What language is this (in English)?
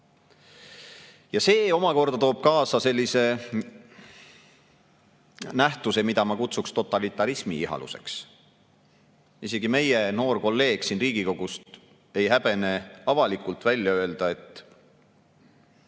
Estonian